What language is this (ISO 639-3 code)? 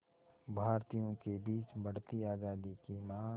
hin